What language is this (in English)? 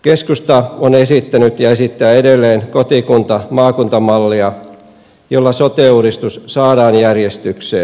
Finnish